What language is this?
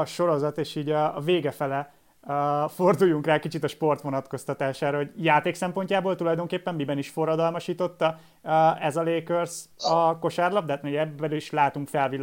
Hungarian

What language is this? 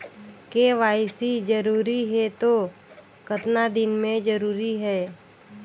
Chhattisgarhi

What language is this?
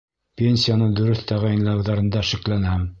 Bashkir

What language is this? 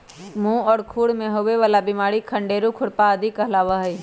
Magahi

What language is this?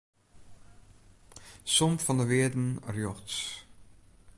Western Frisian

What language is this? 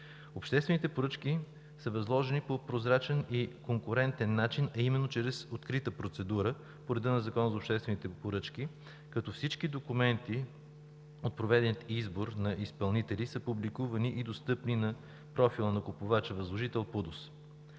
Bulgarian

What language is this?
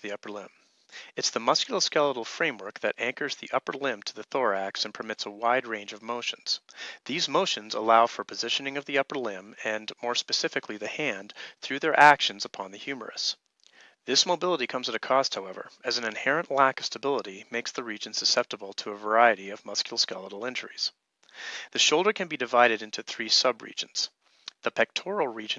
English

